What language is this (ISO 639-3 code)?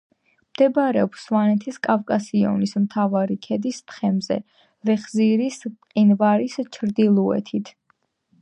kat